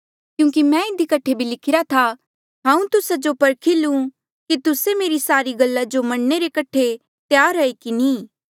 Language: Mandeali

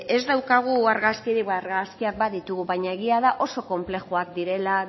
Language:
Basque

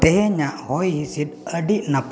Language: Santali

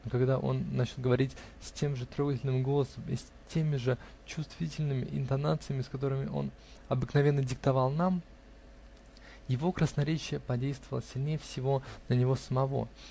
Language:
Russian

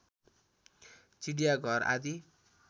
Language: Nepali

